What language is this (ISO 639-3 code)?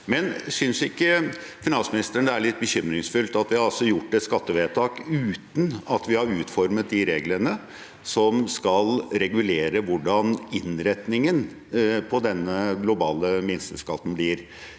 nor